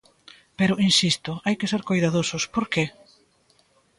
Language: Galician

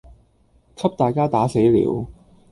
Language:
Cantonese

